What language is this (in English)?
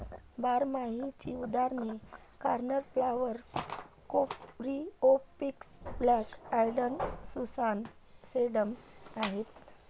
Marathi